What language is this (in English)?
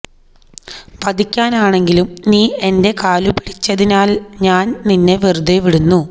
Malayalam